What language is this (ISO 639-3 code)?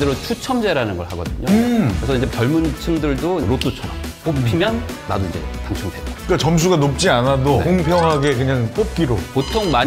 kor